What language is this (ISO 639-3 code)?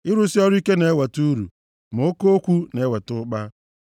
ibo